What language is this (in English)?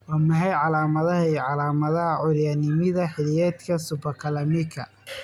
Somali